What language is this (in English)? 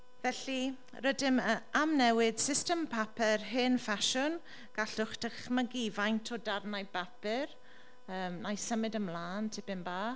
Welsh